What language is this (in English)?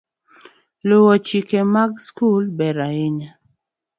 Luo (Kenya and Tanzania)